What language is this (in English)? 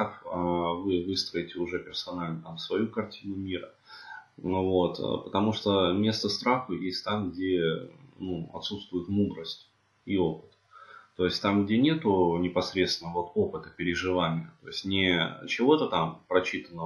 Russian